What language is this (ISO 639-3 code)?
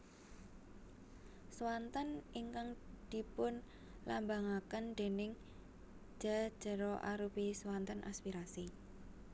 jav